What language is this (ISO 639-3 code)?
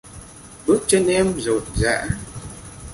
vie